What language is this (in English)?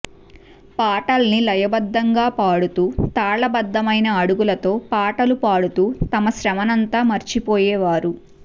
Telugu